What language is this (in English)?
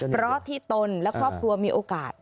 Thai